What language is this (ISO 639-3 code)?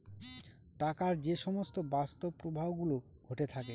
ben